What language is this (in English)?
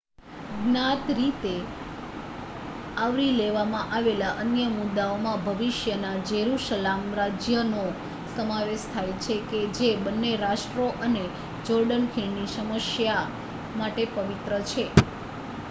Gujarati